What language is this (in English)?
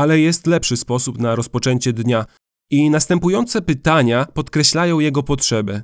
Polish